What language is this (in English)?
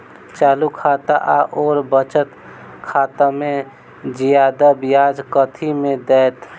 Maithili